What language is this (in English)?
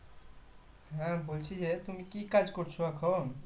Bangla